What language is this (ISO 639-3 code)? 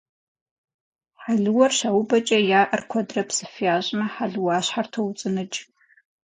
kbd